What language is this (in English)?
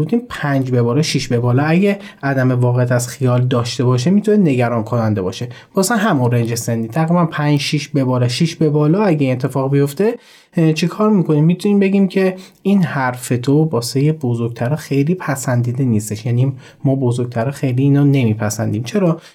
Persian